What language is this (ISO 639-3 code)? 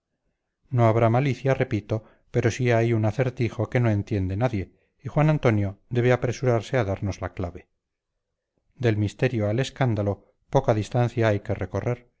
spa